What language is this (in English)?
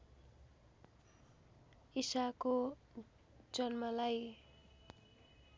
Nepali